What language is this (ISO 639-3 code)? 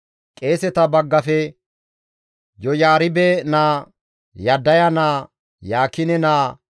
gmv